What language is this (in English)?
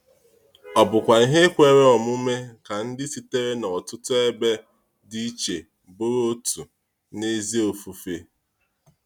Igbo